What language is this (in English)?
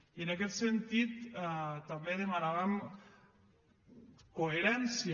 Catalan